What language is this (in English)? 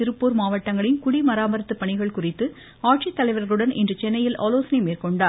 Tamil